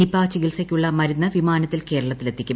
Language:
Malayalam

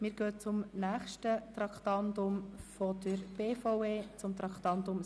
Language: Swiss German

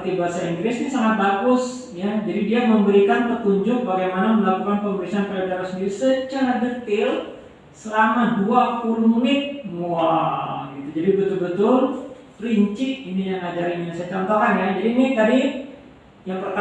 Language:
Indonesian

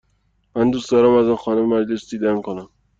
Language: Persian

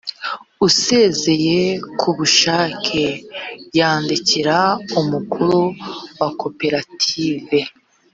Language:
Kinyarwanda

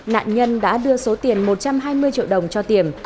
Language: Vietnamese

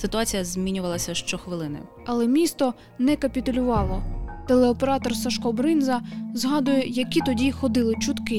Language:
Ukrainian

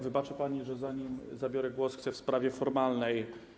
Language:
Polish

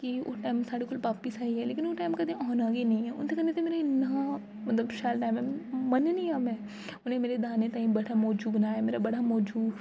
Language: Dogri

